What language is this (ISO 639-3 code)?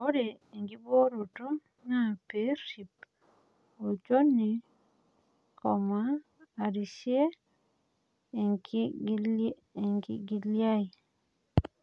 mas